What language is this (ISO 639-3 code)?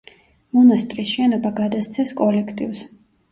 kat